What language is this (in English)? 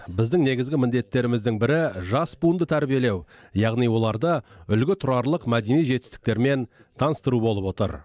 Kazakh